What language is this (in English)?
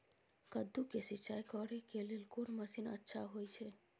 Maithili